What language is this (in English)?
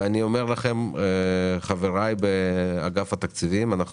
Hebrew